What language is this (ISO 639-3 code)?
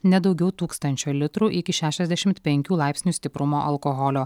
lit